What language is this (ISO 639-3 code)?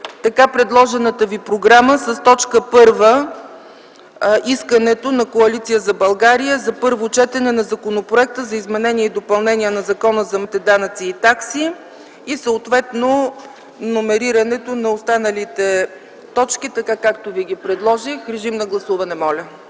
bul